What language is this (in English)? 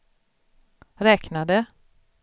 Swedish